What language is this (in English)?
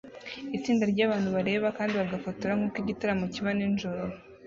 Kinyarwanda